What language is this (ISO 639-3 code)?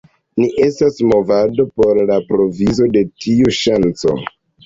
epo